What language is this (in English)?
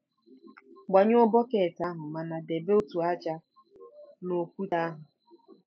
Igbo